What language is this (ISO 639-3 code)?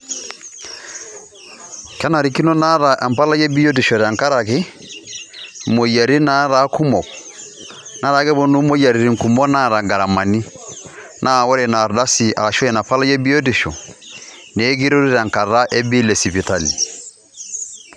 mas